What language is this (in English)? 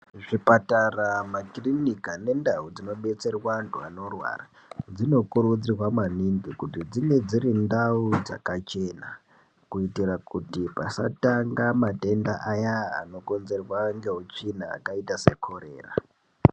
Ndau